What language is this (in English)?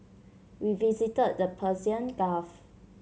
English